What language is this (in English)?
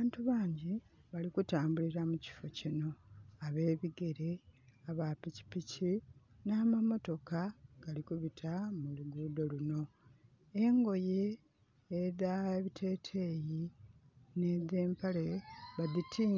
Soga